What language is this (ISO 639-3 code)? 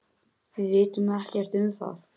isl